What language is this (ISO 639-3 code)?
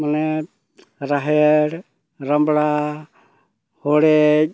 sat